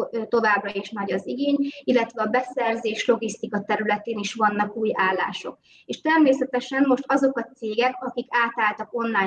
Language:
Hungarian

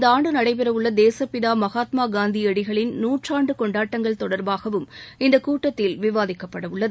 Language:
Tamil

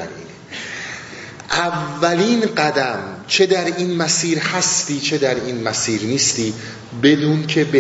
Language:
Persian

